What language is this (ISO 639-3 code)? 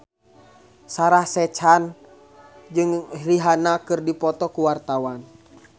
sun